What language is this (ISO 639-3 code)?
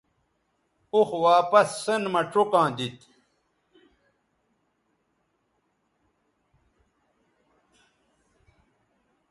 btv